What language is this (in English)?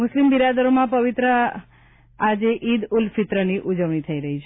Gujarati